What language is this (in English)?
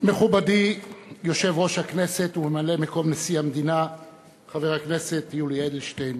Hebrew